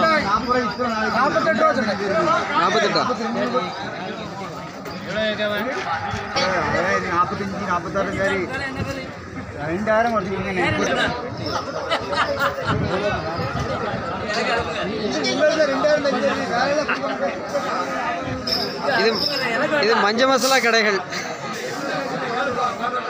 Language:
Arabic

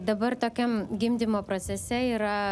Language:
Lithuanian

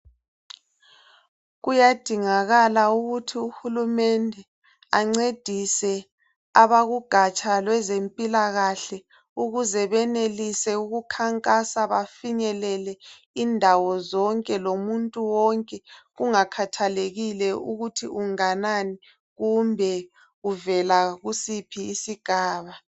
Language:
North Ndebele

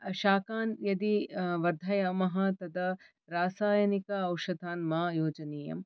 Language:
Sanskrit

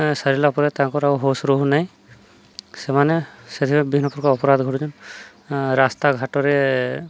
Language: Odia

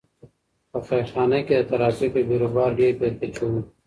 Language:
Pashto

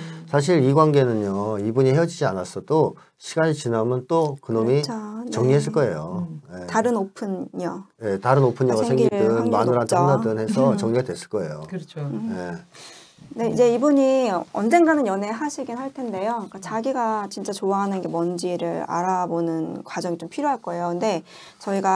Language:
Korean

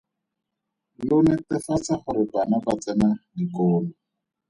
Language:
Tswana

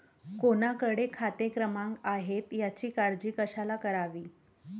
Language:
Marathi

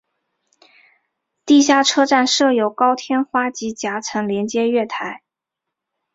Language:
Chinese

